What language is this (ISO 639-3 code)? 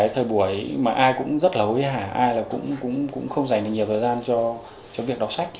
vie